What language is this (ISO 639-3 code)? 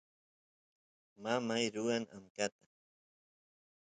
qus